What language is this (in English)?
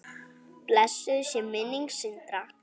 Icelandic